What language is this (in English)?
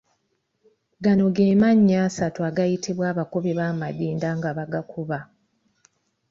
Ganda